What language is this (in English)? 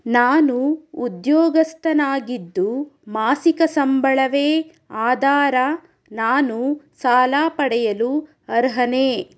Kannada